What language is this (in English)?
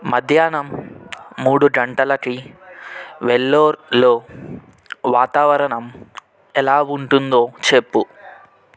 Telugu